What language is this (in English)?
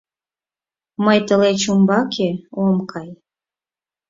Mari